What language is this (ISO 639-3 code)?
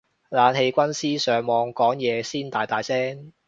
yue